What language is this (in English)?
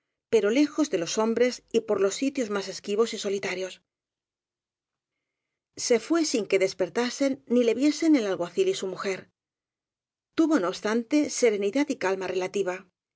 Spanish